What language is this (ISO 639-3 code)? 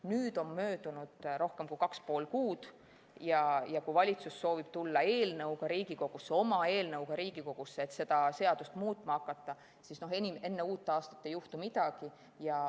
est